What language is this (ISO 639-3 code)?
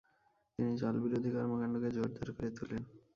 ben